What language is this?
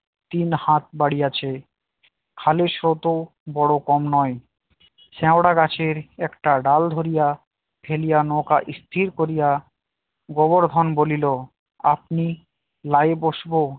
Bangla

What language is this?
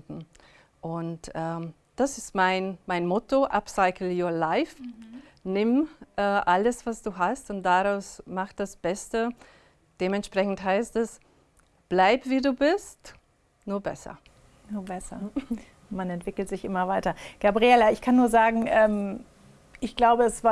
German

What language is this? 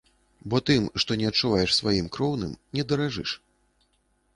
Belarusian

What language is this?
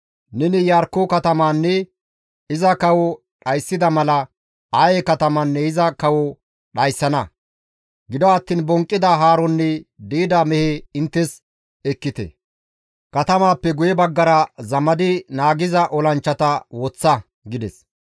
Gamo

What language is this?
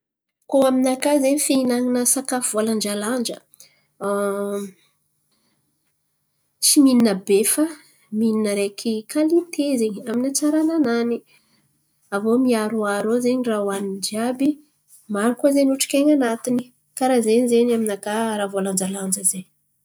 Antankarana Malagasy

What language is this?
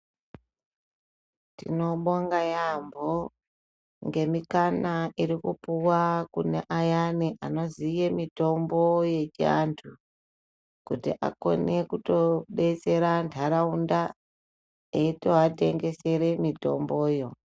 Ndau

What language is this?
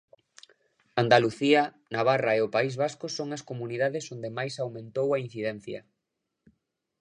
Galician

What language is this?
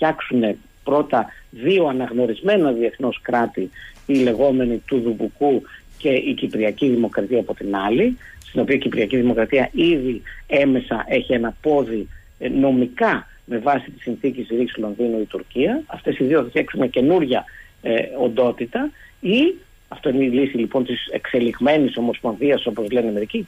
Greek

